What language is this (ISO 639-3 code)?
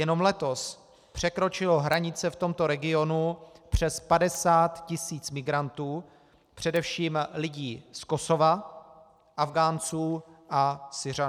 ces